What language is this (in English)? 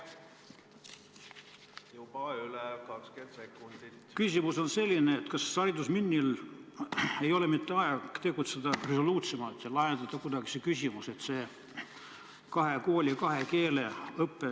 Estonian